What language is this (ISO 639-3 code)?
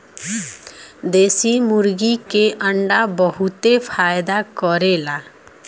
bho